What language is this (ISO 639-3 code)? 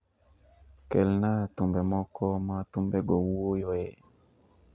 luo